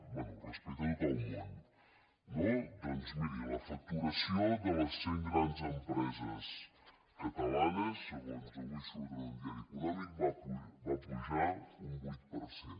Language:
Catalan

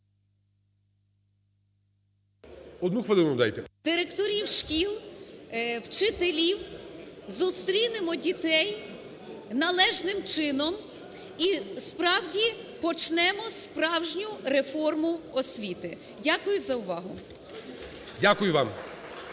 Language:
Ukrainian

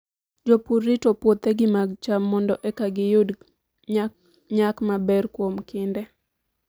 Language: Luo (Kenya and Tanzania)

